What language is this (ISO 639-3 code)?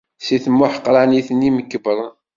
kab